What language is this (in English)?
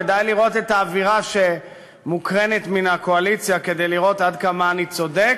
Hebrew